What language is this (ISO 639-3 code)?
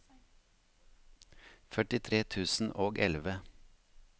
nor